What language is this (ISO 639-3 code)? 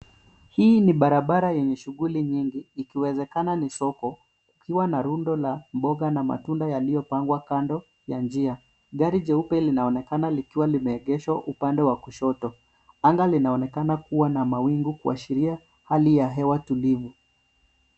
swa